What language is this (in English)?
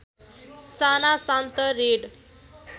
Nepali